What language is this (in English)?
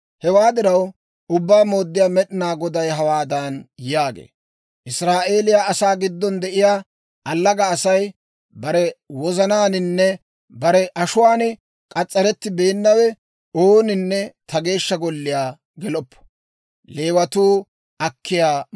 Dawro